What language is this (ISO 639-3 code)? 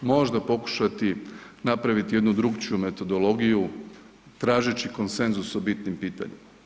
hrv